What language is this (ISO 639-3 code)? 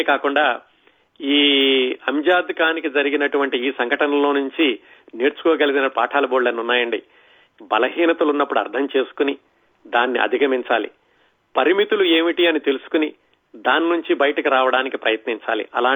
tel